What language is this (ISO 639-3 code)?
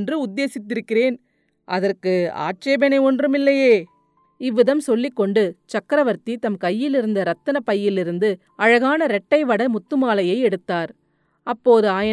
tam